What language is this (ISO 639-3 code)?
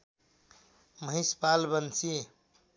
nep